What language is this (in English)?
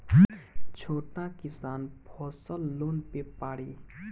Bhojpuri